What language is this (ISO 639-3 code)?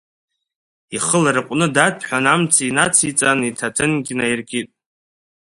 abk